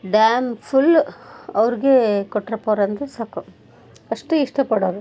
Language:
Kannada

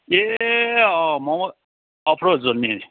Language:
Nepali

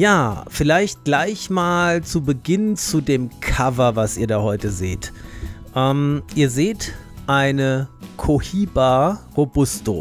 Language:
German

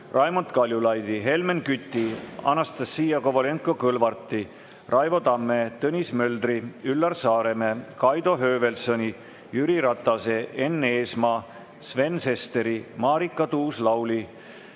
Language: Estonian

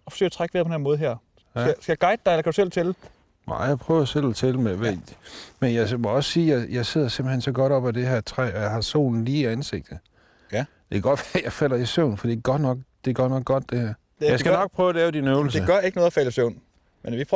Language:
Danish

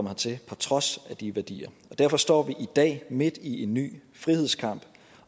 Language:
Danish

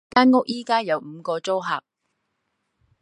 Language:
Cantonese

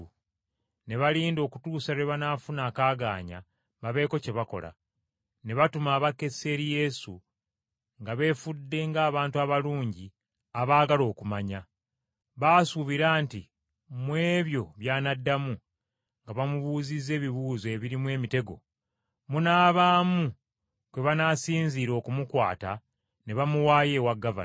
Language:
Ganda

